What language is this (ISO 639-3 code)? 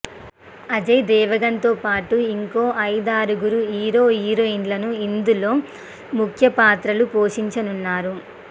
tel